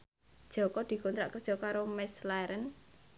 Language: Javanese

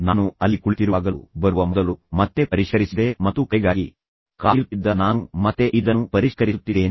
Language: Kannada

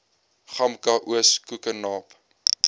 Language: Afrikaans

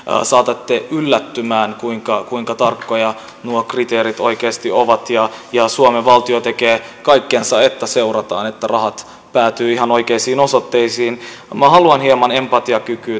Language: Finnish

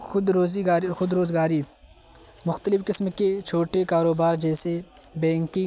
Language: Urdu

